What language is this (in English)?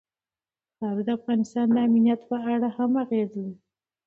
Pashto